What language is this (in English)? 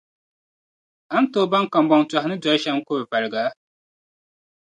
Dagbani